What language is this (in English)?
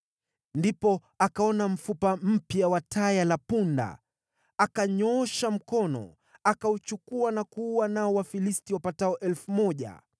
Swahili